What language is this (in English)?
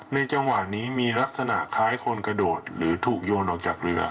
Thai